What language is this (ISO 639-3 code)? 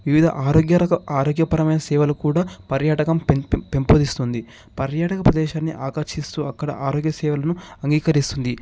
tel